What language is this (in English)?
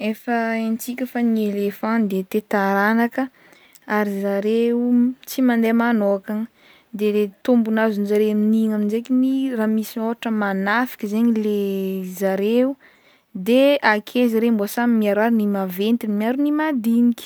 Northern Betsimisaraka Malagasy